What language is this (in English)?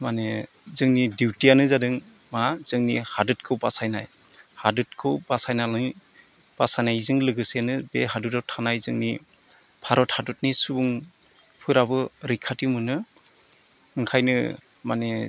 Bodo